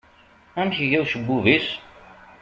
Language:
Kabyle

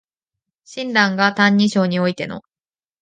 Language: Japanese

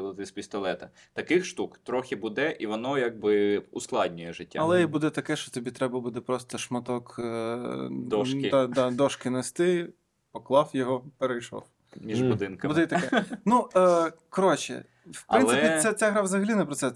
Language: Ukrainian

